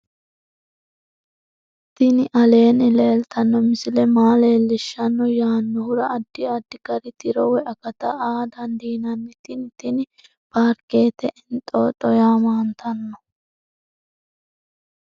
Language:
Sidamo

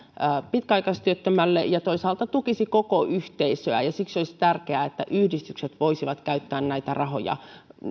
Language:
Finnish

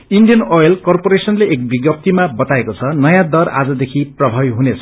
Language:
Nepali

